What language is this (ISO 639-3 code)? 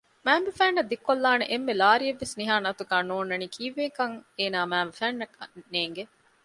div